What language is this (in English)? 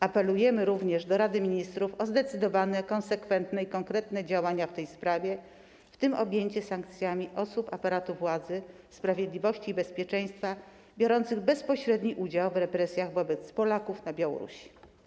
Polish